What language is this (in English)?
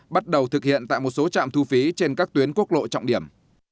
Vietnamese